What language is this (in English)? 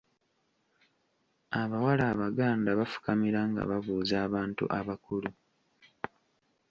Ganda